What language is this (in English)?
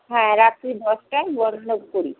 Bangla